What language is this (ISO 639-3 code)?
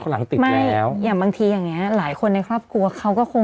tha